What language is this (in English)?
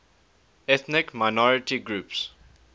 English